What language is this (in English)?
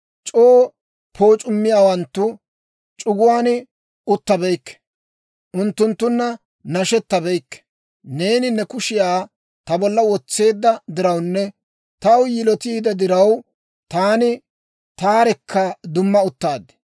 Dawro